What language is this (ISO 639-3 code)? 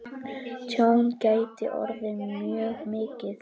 isl